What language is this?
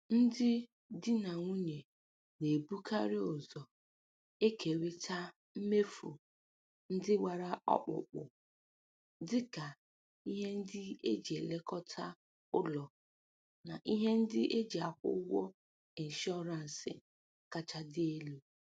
Igbo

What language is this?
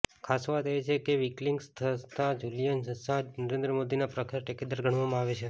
Gujarati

